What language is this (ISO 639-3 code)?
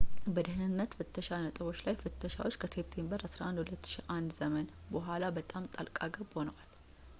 amh